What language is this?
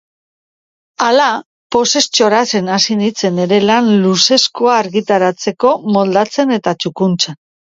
Basque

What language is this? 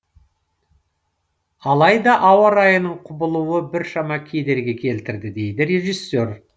Kazakh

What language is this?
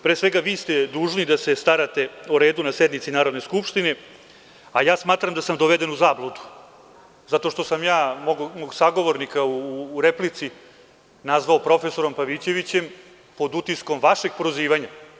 Serbian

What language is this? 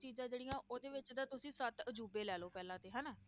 Punjabi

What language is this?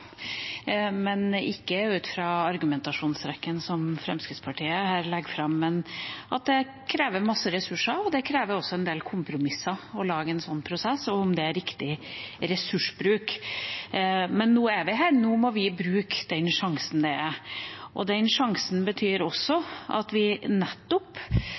Norwegian Bokmål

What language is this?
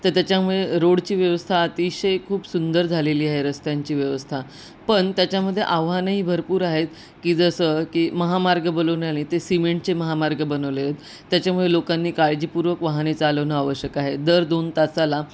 Marathi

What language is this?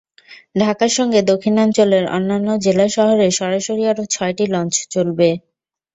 Bangla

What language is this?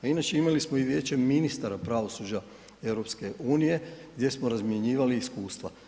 Croatian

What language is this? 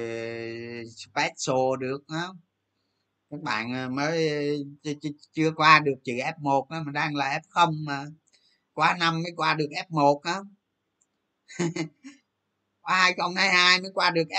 Vietnamese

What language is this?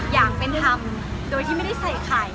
Thai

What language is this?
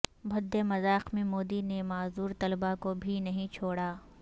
Urdu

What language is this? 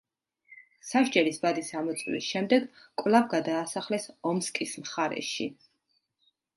Georgian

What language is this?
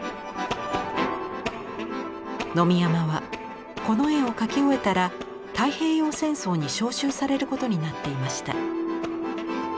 Japanese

